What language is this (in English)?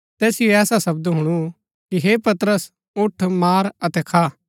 Gaddi